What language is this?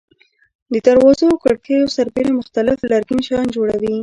Pashto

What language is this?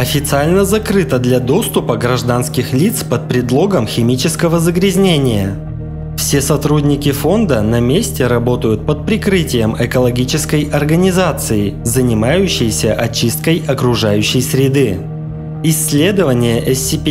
Russian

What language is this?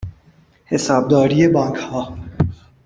Persian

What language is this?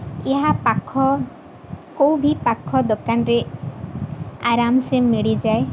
Odia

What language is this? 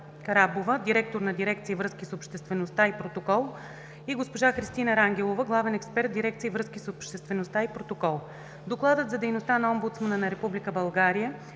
Bulgarian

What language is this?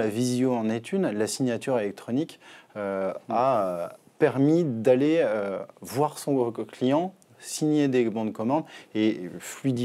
French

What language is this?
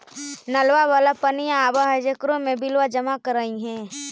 Magahi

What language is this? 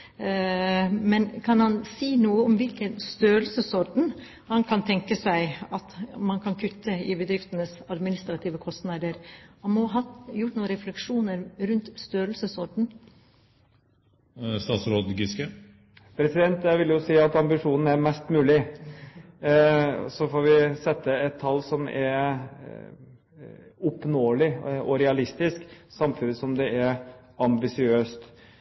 Norwegian Bokmål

